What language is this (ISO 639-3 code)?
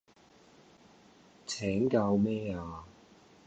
yue